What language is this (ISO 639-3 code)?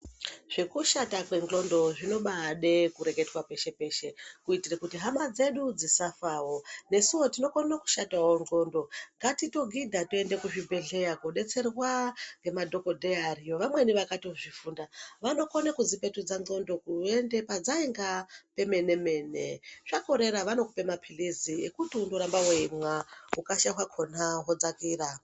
ndc